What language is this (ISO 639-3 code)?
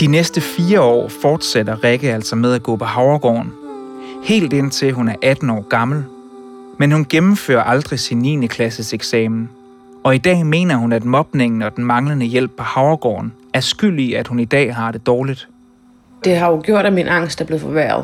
dan